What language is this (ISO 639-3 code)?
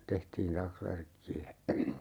fin